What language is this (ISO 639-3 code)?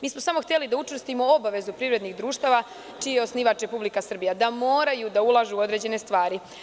srp